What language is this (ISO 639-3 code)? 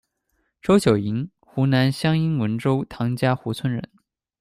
zho